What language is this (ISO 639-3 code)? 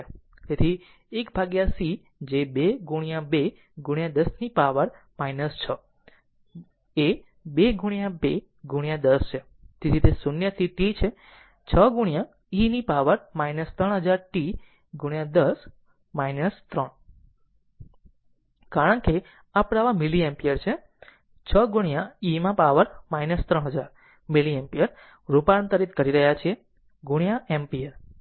guj